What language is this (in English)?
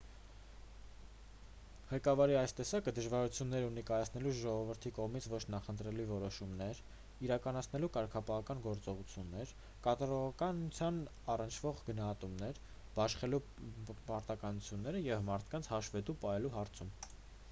Armenian